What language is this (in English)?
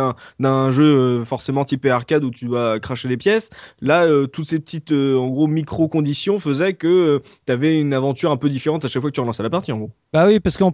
French